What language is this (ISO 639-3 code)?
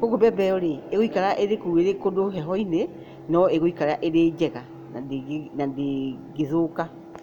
kik